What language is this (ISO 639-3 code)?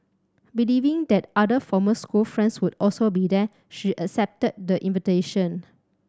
eng